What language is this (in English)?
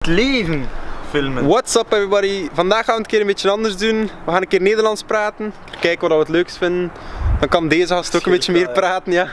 Dutch